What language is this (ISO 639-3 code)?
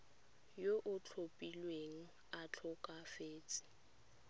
tsn